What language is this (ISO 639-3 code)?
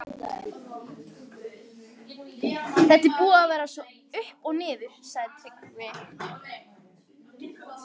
isl